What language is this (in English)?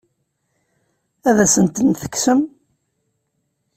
Kabyle